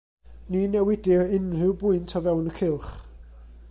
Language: Welsh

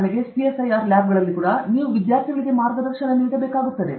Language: Kannada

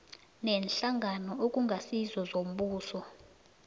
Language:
South Ndebele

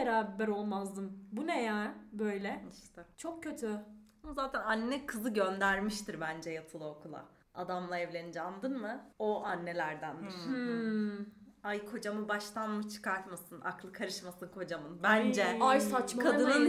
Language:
Turkish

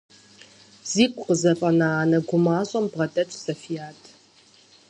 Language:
Kabardian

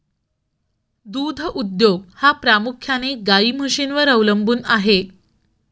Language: Marathi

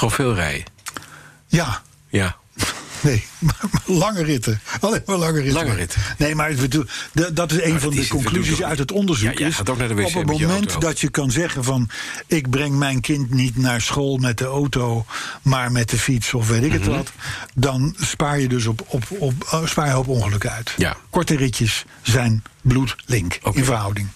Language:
Dutch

